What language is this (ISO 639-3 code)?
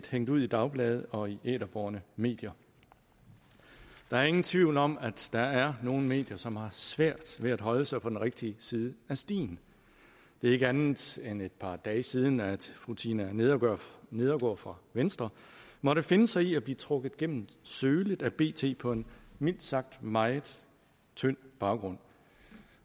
dan